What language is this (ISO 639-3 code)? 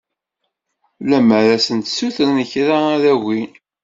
kab